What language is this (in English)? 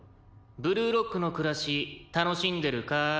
Japanese